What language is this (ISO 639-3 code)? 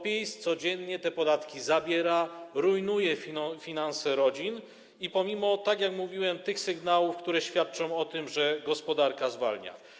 pol